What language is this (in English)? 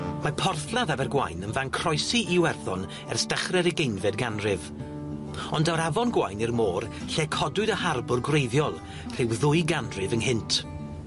Welsh